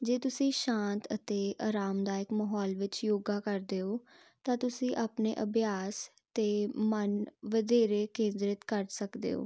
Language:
Punjabi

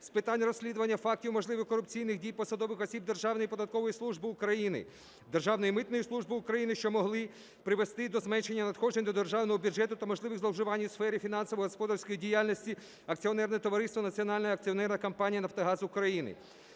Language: Ukrainian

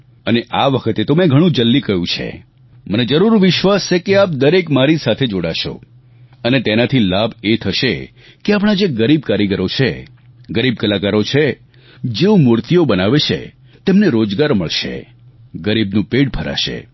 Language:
Gujarati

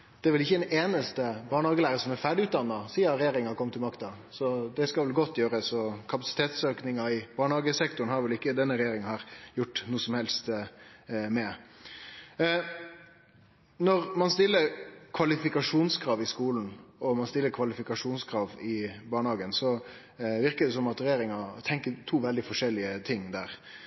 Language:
Norwegian Nynorsk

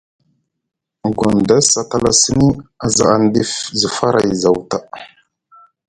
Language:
Musgu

